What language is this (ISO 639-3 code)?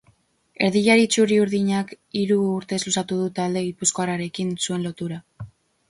eus